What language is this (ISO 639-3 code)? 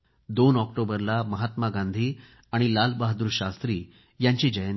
mar